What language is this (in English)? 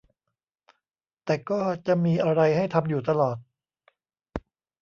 Thai